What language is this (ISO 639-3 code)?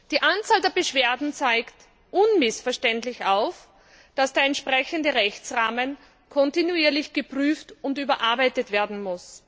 deu